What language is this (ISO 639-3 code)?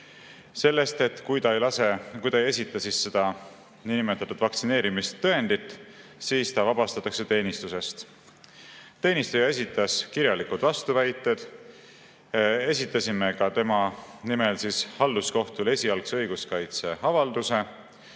est